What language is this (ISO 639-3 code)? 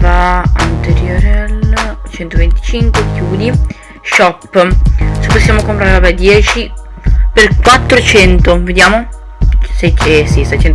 ita